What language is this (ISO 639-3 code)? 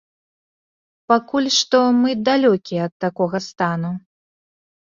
bel